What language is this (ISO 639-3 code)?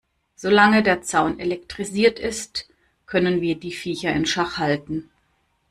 deu